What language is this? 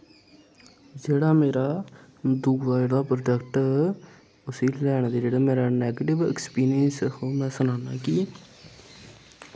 Dogri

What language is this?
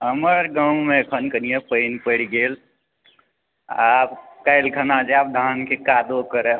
Maithili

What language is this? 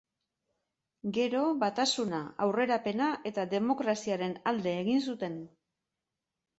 Basque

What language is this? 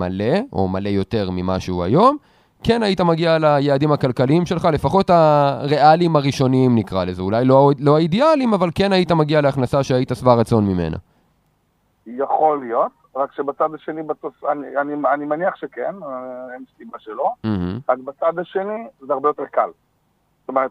Hebrew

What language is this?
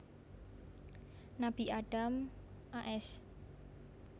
Javanese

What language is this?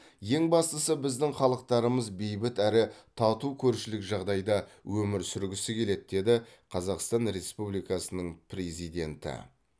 Kazakh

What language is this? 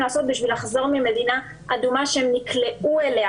Hebrew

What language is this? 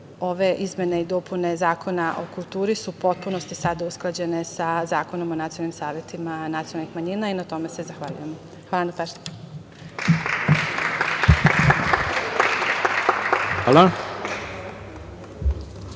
Serbian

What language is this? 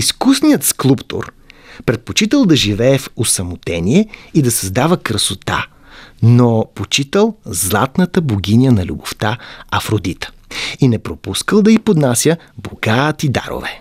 Bulgarian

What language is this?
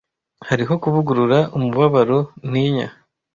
Kinyarwanda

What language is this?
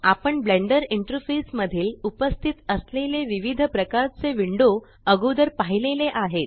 Marathi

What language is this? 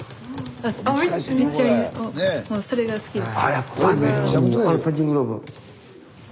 Japanese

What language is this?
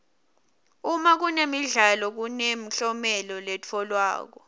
Swati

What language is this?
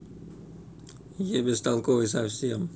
Russian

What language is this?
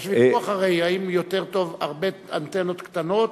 Hebrew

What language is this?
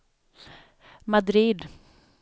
Swedish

